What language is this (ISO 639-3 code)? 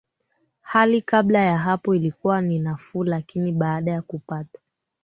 swa